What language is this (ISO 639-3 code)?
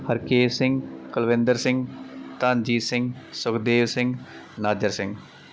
pan